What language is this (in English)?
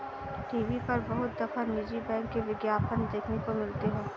Hindi